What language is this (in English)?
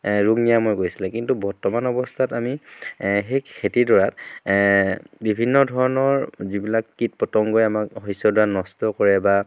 Assamese